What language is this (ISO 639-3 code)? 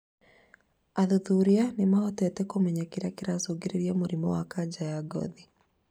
kik